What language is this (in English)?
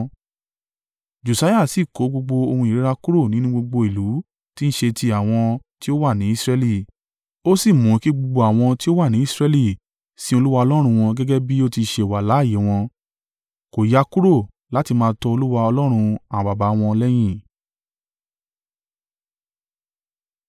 Yoruba